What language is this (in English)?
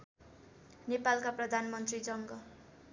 Nepali